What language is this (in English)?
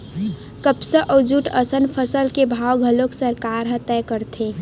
Chhattisgarhi